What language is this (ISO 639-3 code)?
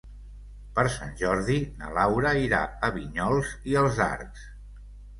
cat